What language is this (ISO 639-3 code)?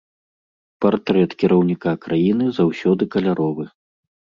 bel